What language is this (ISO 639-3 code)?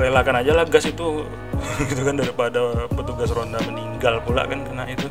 ind